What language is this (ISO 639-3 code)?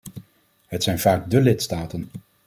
nld